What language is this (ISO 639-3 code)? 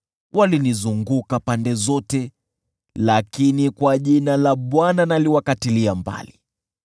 swa